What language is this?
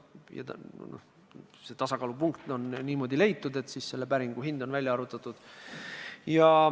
Estonian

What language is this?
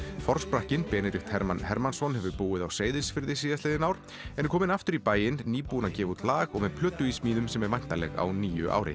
Icelandic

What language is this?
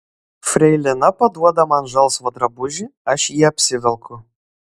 Lithuanian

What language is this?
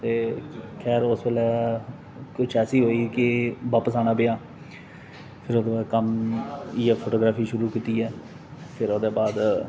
Dogri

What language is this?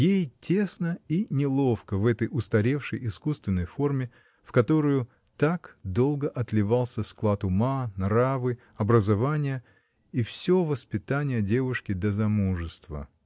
Russian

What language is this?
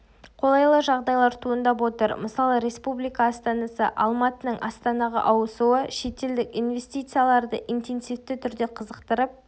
Kazakh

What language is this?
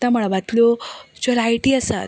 Konkani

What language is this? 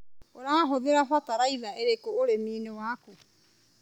Kikuyu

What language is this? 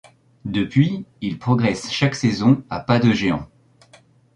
French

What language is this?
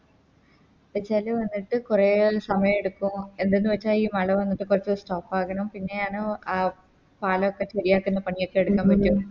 Malayalam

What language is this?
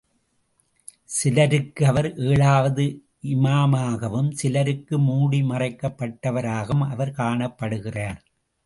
Tamil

